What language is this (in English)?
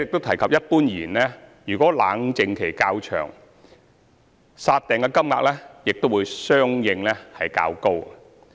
Cantonese